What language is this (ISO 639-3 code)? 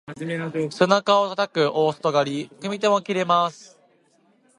jpn